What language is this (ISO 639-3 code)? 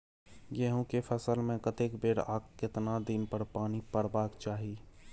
mai